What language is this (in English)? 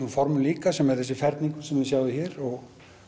Icelandic